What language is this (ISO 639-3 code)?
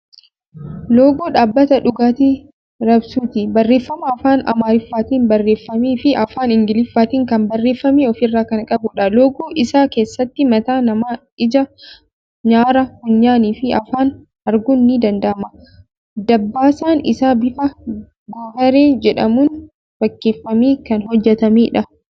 orm